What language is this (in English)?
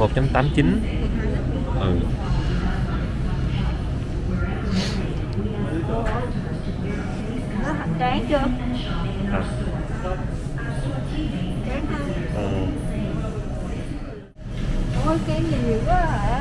Vietnamese